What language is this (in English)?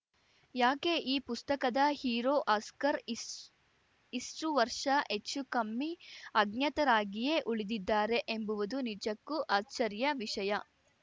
Kannada